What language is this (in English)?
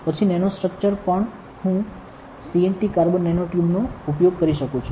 Gujarati